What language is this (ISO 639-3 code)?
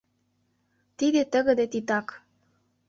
chm